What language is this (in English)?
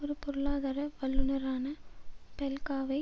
Tamil